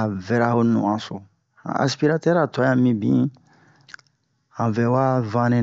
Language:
Bomu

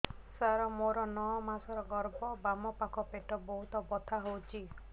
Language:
Odia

